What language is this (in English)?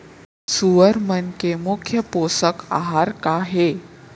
Chhattisgarhi